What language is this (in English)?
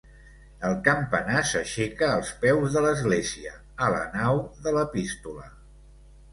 Catalan